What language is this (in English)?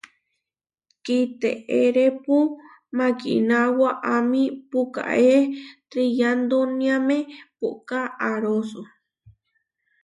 Huarijio